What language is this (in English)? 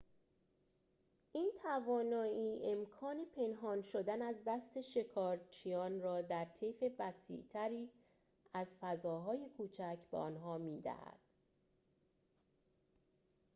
Persian